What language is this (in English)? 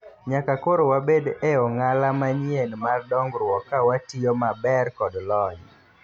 Luo (Kenya and Tanzania)